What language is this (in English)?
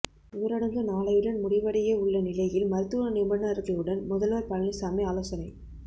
Tamil